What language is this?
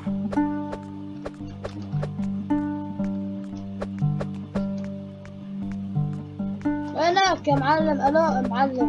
Arabic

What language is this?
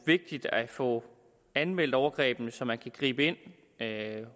Danish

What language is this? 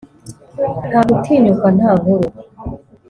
Kinyarwanda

